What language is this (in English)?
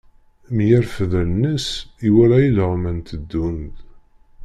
Kabyle